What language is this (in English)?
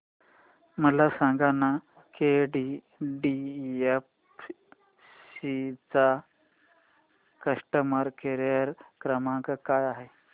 Marathi